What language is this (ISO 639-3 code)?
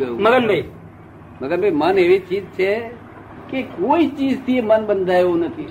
guj